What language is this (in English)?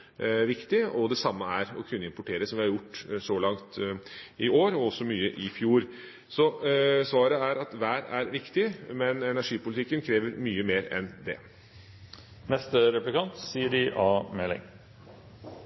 Norwegian Bokmål